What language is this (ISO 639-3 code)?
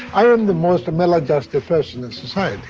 eng